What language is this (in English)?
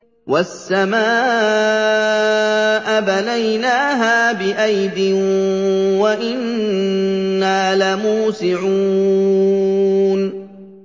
Arabic